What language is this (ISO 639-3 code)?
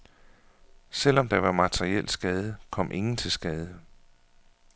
dan